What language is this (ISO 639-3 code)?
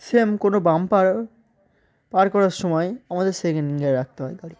ben